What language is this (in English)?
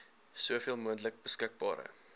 Afrikaans